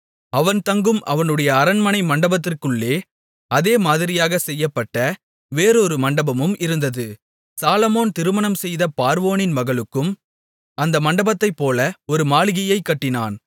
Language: Tamil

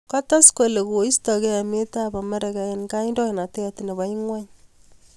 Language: Kalenjin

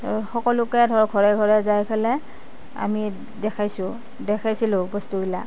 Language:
Assamese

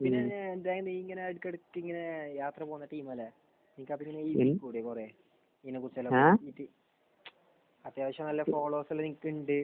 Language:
Malayalam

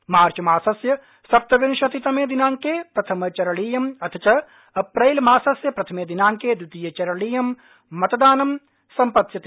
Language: Sanskrit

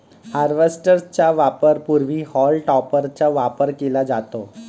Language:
Marathi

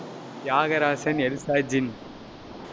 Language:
Tamil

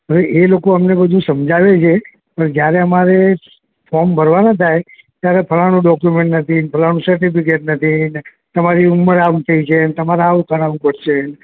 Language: Gujarati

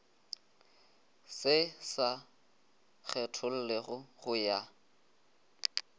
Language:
Northern Sotho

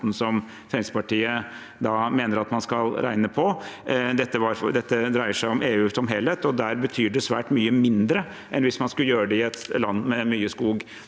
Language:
Norwegian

